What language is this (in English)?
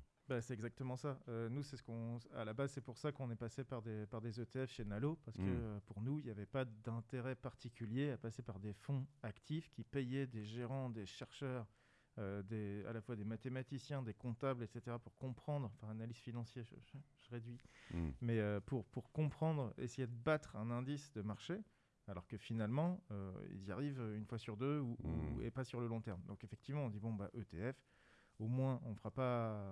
French